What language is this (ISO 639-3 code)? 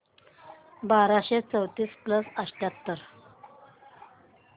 mar